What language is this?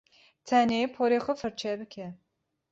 Kurdish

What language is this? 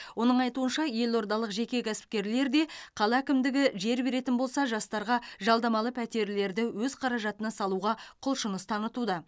Kazakh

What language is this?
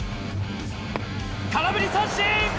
Japanese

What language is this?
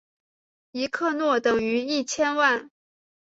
Chinese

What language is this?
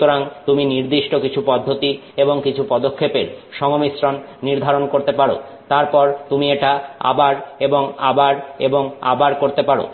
Bangla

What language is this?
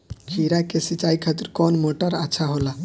Bhojpuri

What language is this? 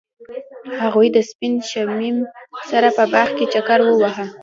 Pashto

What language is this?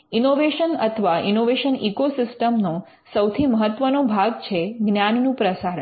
Gujarati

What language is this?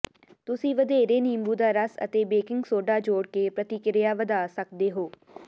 Punjabi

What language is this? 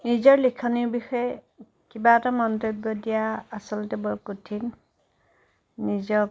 Assamese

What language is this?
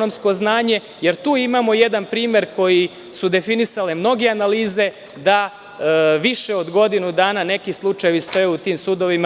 Serbian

